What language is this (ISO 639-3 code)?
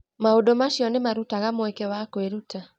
kik